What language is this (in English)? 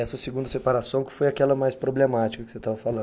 Portuguese